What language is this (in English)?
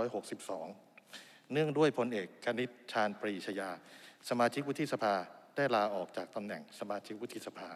Thai